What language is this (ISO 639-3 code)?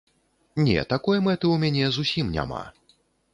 bel